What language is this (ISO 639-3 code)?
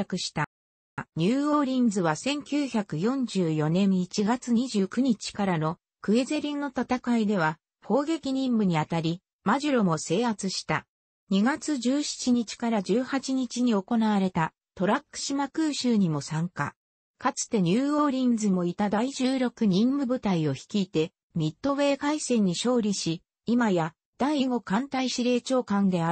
jpn